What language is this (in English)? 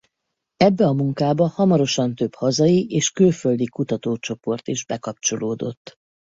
Hungarian